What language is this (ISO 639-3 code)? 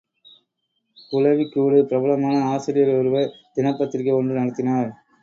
tam